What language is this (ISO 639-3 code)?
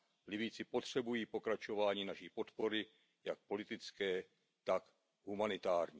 ces